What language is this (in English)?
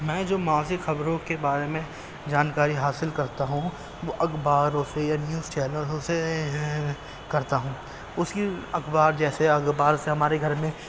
Urdu